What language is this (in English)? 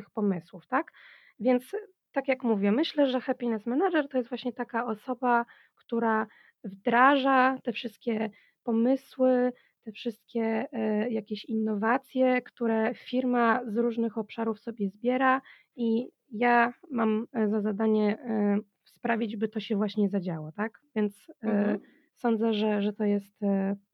Polish